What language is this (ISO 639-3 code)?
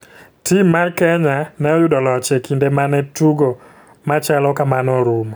luo